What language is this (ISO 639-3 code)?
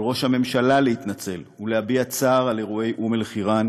heb